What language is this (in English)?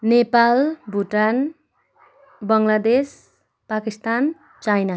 Nepali